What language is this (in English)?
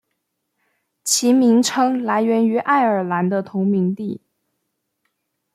Chinese